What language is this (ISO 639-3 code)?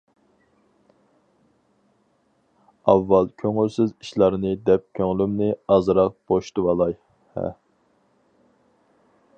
uig